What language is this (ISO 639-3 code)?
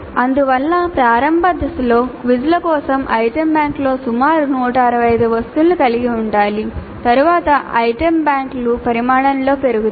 tel